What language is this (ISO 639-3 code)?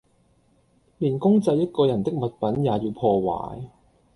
yue